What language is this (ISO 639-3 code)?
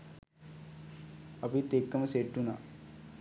sin